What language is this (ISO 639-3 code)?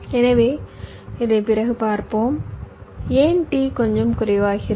tam